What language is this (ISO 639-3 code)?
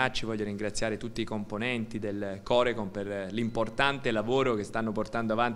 ita